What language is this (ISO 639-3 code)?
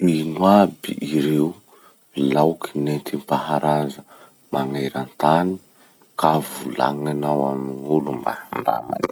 msh